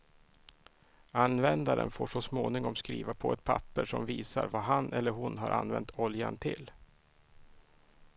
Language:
Swedish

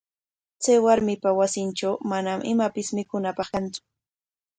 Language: Corongo Ancash Quechua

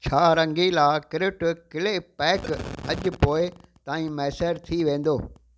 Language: Sindhi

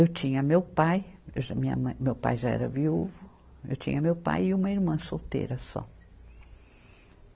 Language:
Portuguese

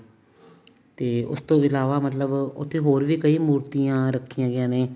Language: Punjabi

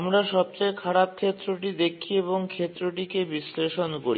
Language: Bangla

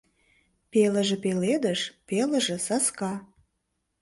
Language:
Mari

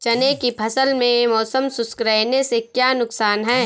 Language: Hindi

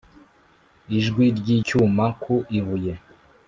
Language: Kinyarwanda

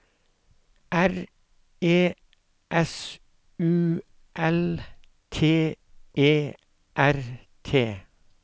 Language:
Norwegian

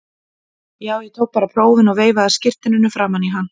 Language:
Icelandic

